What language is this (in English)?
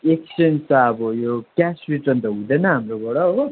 Nepali